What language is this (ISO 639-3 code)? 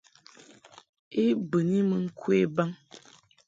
mhk